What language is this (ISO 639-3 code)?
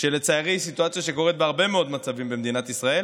heb